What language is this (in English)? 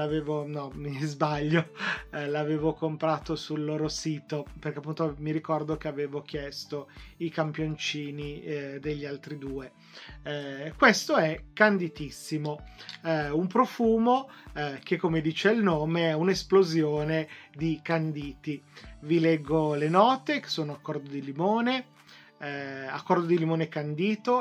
Italian